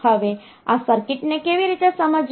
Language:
Gujarati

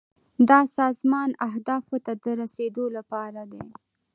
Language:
Pashto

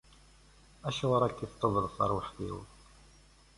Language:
Kabyle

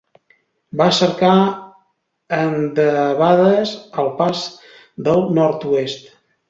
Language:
Catalan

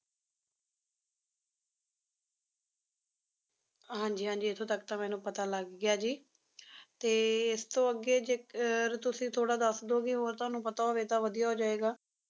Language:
Punjabi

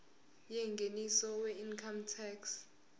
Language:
Zulu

